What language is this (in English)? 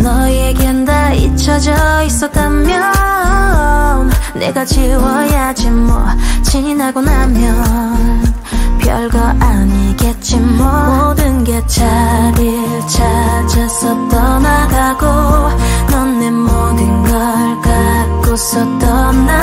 Korean